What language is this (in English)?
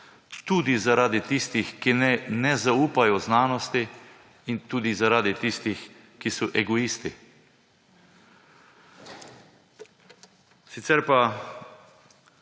Slovenian